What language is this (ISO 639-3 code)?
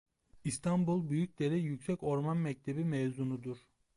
tur